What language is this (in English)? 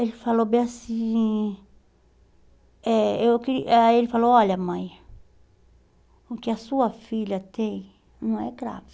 Portuguese